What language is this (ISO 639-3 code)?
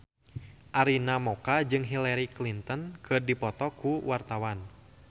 sun